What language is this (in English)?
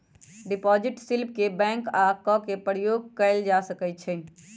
Magahi